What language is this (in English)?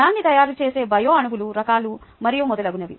Telugu